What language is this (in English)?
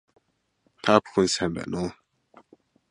Mongolian